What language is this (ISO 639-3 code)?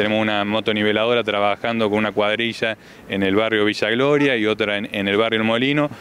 spa